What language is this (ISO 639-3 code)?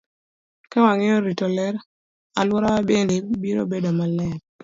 luo